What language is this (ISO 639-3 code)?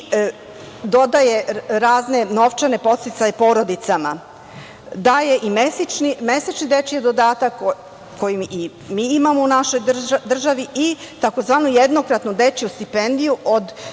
srp